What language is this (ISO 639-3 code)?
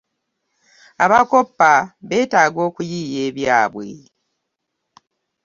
lug